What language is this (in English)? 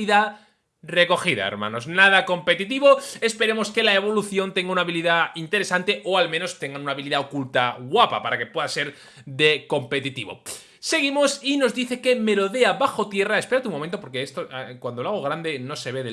Spanish